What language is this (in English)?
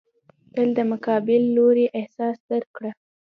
Pashto